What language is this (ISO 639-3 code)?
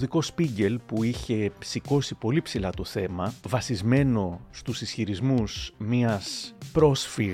ell